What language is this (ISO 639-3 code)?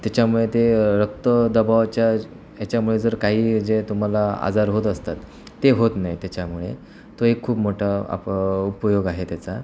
mar